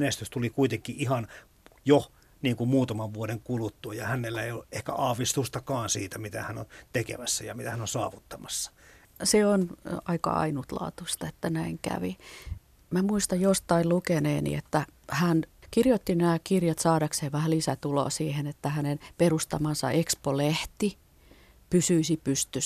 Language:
Finnish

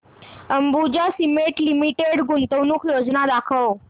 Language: Marathi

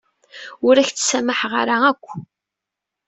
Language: Kabyle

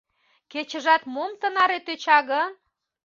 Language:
Mari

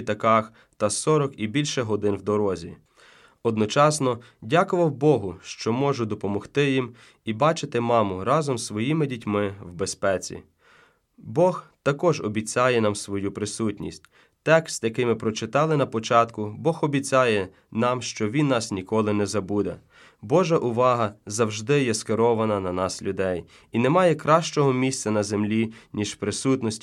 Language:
Ukrainian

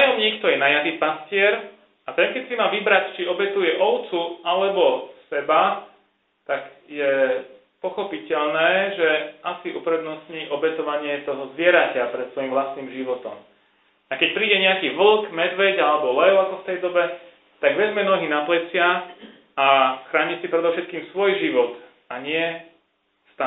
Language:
Slovak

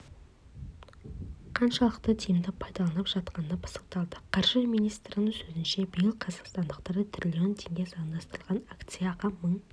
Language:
Kazakh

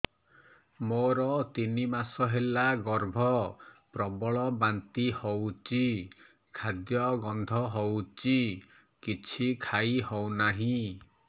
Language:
Odia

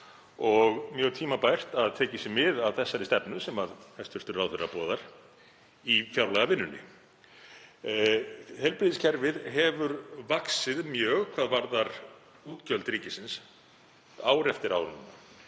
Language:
Icelandic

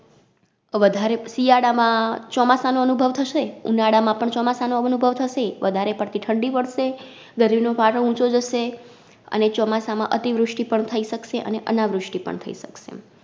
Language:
Gujarati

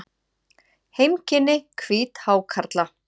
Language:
Icelandic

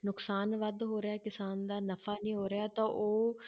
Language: Punjabi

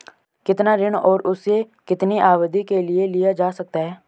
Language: Hindi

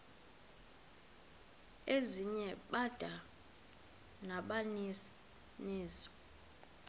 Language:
Xhosa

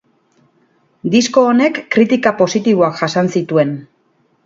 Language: Basque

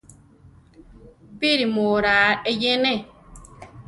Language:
Central Tarahumara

